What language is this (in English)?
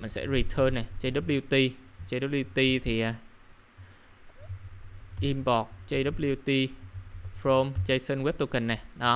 Vietnamese